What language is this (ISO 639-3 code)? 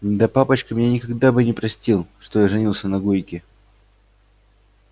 rus